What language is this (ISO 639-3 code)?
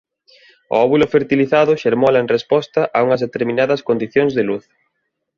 glg